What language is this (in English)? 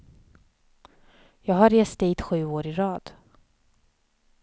Swedish